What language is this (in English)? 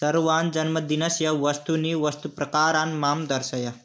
Sanskrit